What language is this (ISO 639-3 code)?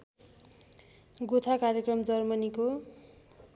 nep